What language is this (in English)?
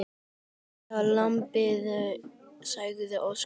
Icelandic